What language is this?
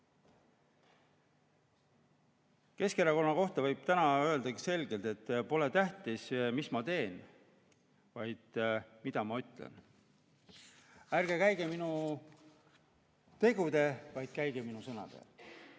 Estonian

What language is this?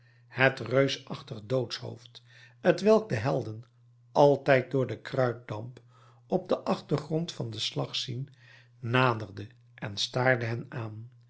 Dutch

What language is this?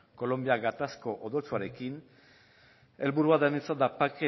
Basque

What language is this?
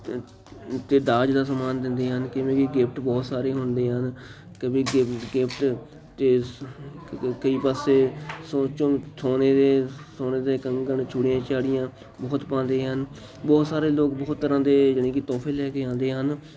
Punjabi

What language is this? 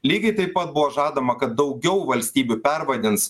Lithuanian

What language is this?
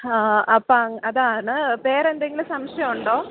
Malayalam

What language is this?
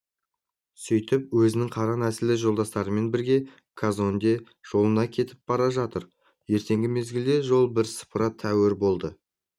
Kazakh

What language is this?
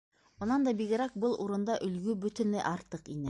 Bashkir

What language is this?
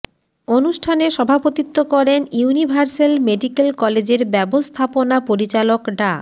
Bangla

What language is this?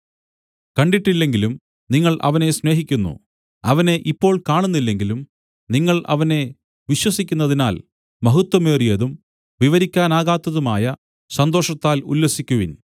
Malayalam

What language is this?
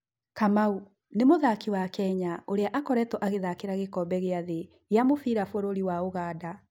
Kikuyu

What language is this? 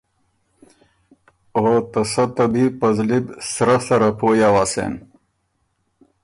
Ormuri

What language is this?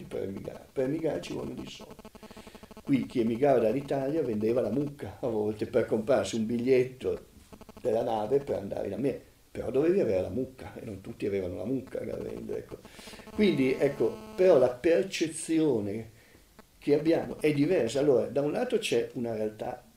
Italian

